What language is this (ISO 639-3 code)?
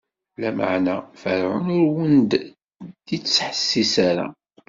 kab